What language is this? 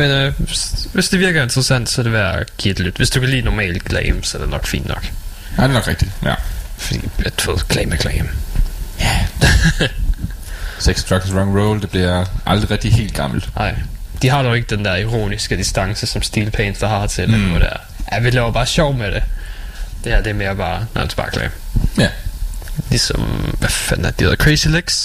Danish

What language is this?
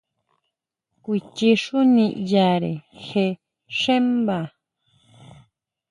Huautla Mazatec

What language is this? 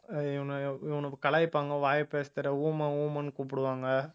Tamil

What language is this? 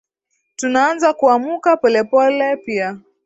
Swahili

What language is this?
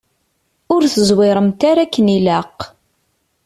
Kabyle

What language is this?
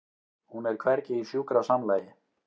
Icelandic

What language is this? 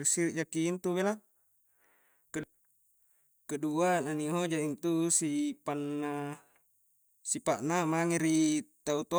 Coastal Konjo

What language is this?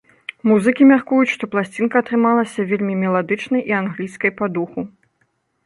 Belarusian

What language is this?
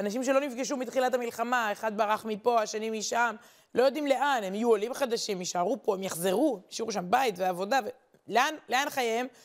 Hebrew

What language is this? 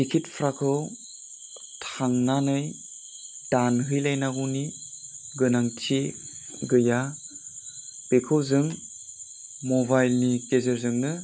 Bodo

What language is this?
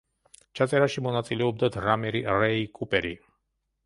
Georgian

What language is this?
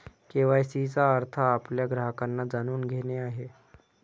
Marathi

